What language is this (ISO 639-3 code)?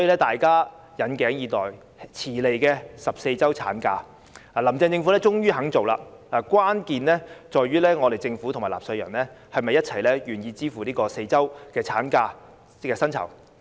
yue